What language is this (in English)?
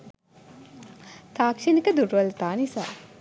Sinhala